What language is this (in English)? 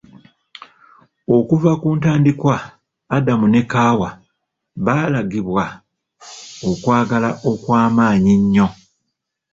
Ganda